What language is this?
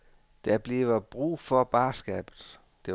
Danish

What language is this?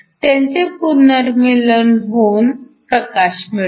Marathi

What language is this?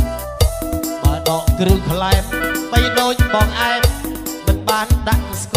Thai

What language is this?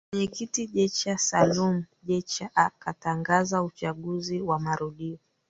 Swahili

